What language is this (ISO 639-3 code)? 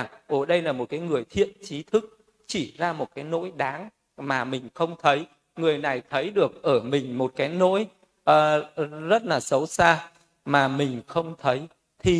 vie